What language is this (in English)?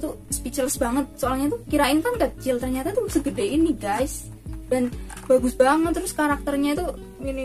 Indonesian